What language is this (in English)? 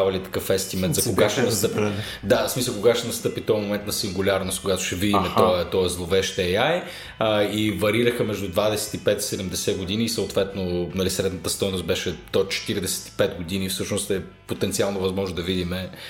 Bulgarian